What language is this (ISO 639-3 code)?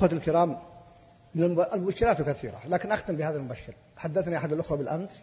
ara